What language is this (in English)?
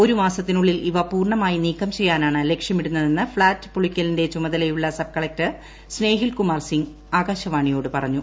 Malayalam